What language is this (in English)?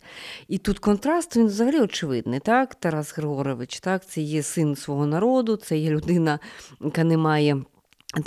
Ukrainian